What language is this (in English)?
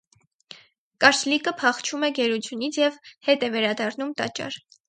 Armenian